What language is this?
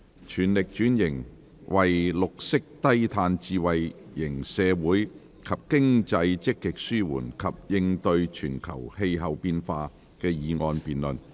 Cantonese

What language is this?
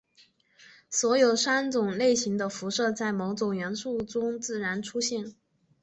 Chinese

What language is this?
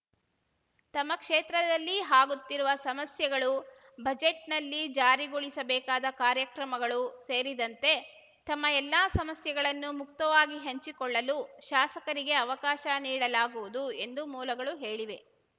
Kannada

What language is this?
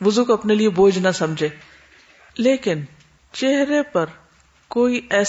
Urdu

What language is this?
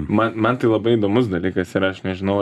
Lithuanian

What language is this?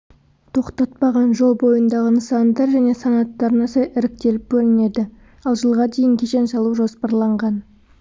Kazakh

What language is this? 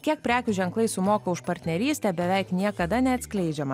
Lithuanian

